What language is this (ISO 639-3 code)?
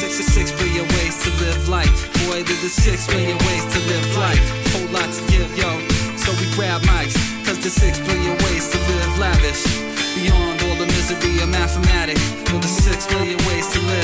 ell